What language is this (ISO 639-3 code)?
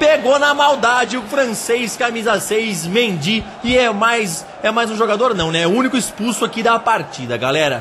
por